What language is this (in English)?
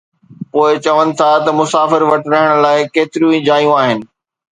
Sindhi